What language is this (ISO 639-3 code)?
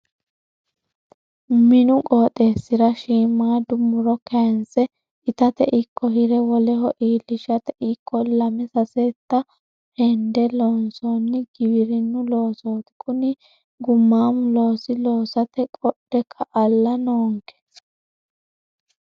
sid